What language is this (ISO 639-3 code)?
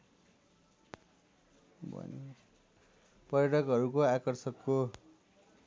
nep